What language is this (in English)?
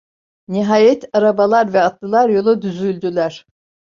Turkish